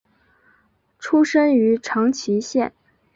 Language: Chinese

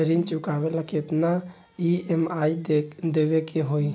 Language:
Bhojpuri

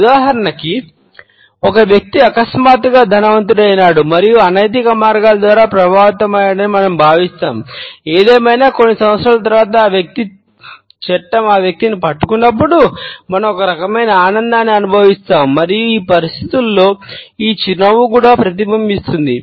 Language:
Telugu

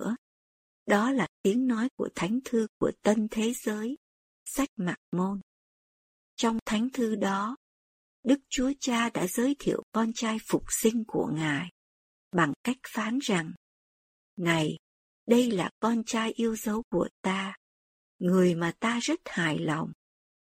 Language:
Vietnamese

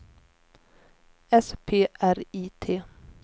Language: Swedish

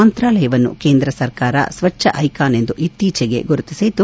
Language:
Kannada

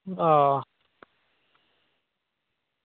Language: Dogri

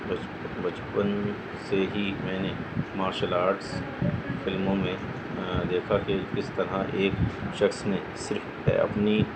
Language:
Urdu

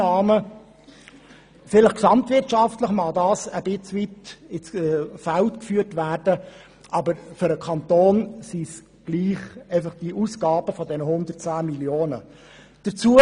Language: Swiss German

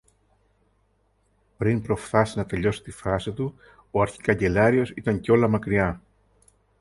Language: Greek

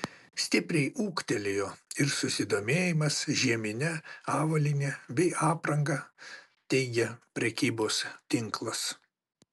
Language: Lithuanian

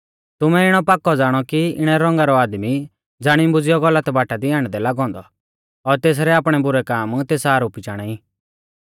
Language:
Mahasu Pahari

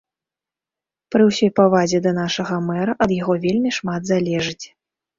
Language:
Belarusian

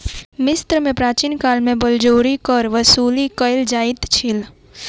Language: Maithili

